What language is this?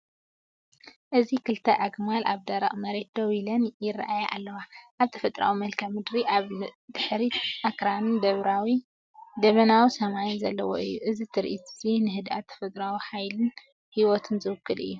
Tigrinya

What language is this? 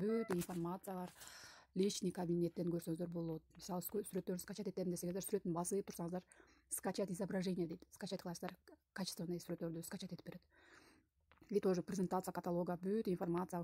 Turkish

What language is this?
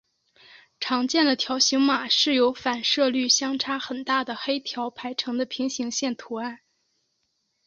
Chinese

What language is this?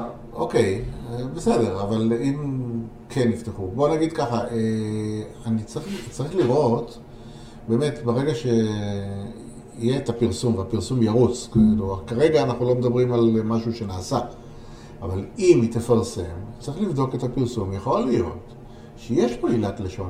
Hebrew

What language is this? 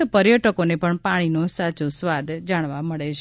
Gujarati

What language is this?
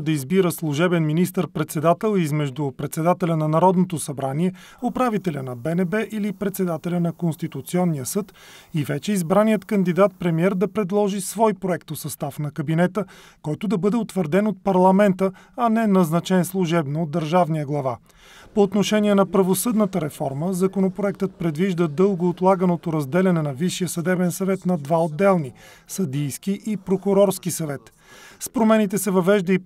Bulgarian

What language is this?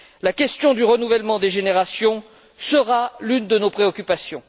French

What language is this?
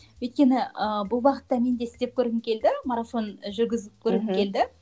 Kazakh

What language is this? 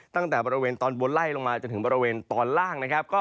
Thai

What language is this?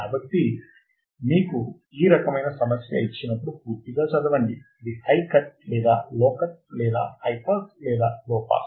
Telugu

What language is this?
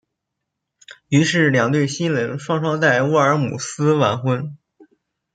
Chinese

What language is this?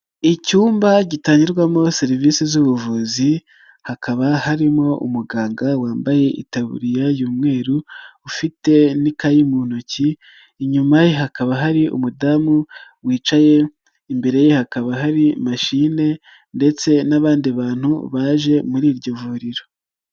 Kinyarwanda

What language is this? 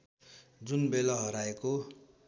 Nepali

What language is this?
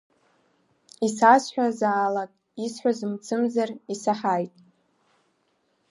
Abkhazian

